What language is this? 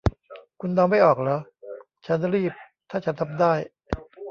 Thai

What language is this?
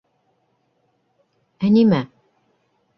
Bashkir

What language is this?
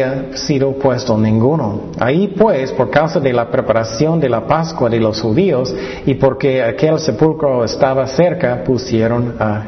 Spanish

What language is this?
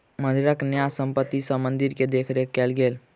Maithili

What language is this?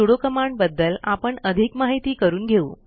Marathi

